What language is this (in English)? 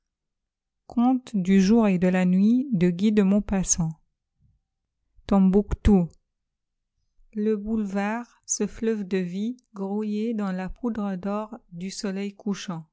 French